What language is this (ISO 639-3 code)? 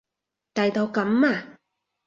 yue